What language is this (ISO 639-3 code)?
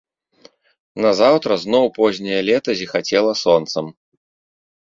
bel